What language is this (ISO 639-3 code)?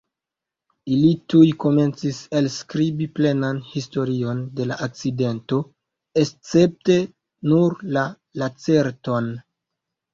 epo